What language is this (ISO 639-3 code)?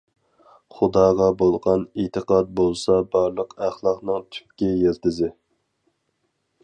uig